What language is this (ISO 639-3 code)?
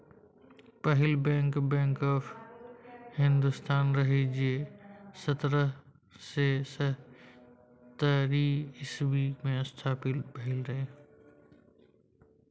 mai